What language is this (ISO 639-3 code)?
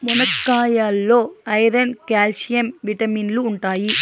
tel